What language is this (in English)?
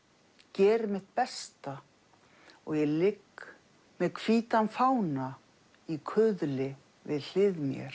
Icelandic